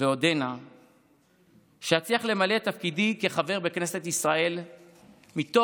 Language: Hebrew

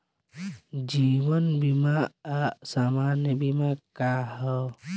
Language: Bhojpuri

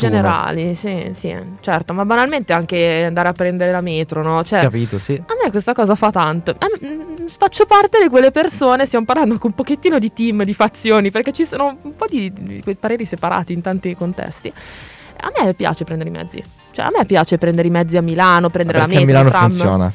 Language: Italian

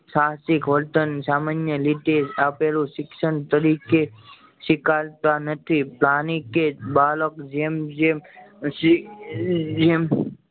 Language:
Gujarati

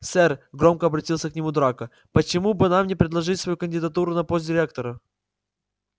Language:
Russian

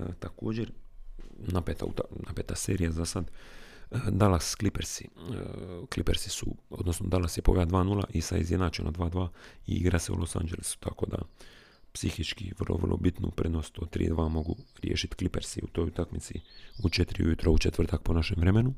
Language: Croatian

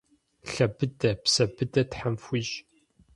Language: Kabardian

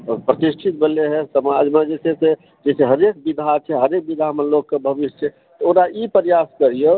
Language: Maithili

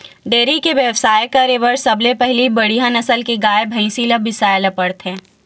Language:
Chhattisgarhi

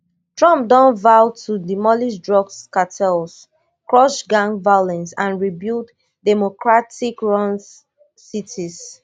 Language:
Nigerian Pidgin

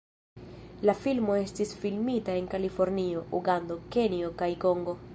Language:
Esperanto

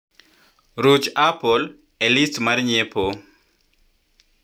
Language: Luo (Kenya and Tanzania)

